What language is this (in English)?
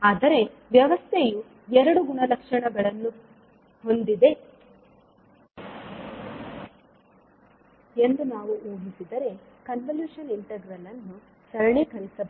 Kannada